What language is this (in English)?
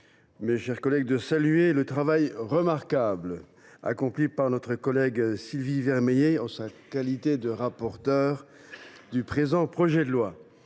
French